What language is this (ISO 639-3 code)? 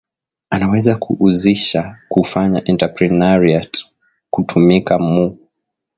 swa